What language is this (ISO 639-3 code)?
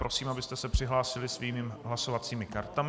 ces